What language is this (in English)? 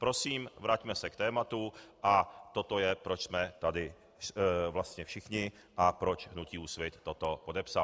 Czech